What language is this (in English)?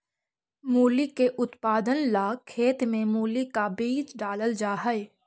Magahi